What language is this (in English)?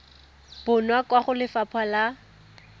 Tswana